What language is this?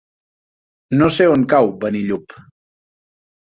Catalan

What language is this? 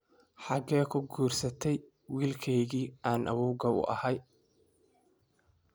Somali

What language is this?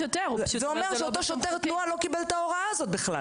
Hebrew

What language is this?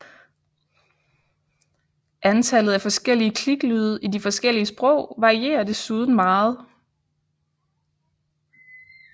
Danish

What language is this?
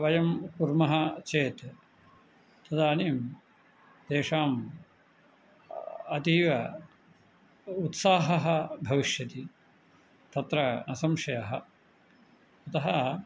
Sanskrit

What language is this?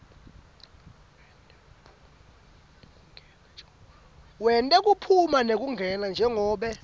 Swati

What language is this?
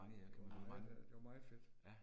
Danish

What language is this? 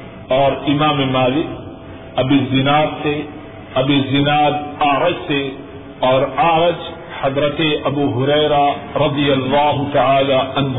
Urdu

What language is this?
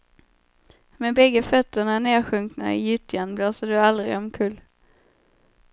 Swedish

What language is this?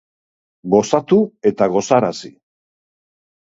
Basque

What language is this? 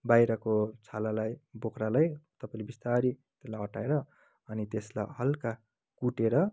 Nepali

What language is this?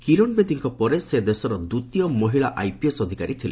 Odia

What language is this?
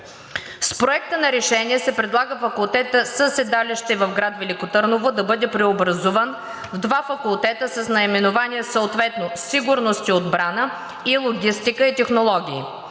Bulgarian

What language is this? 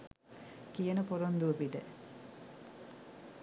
Sinhala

